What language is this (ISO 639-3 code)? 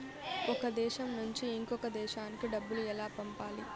tel